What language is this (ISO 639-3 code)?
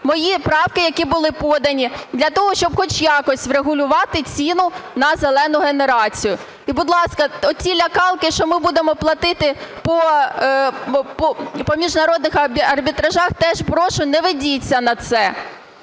ukr